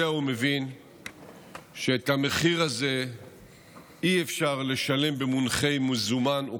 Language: Hebrew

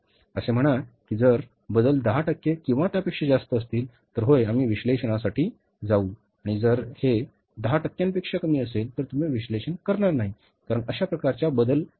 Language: Marathi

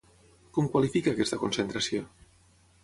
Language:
Catalan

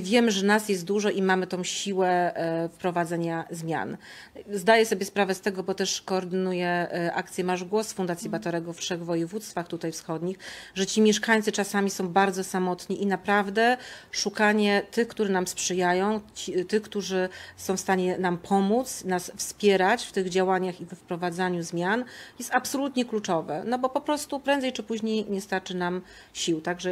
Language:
Polish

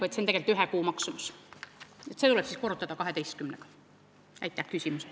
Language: Estonian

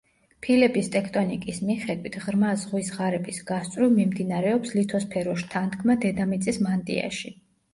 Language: Georgian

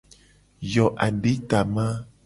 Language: Gen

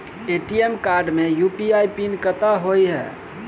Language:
Maithili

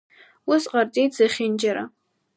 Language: Abkhazian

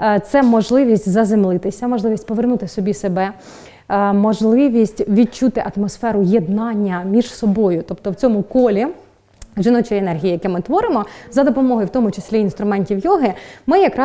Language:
Ukrainian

